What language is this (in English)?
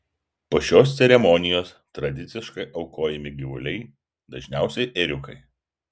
Lithuanian